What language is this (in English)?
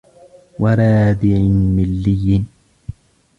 Arabic